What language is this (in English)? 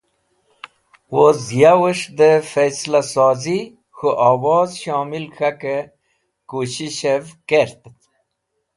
Wakhi